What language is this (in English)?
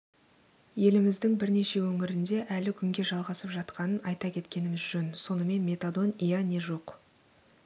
Kazakh